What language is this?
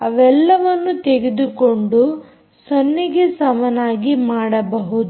Kannada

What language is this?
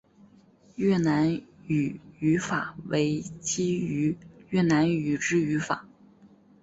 Chinese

